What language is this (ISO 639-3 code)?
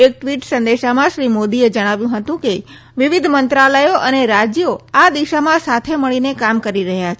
guj